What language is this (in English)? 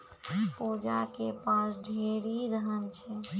Maithili